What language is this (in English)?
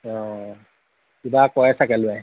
Assamese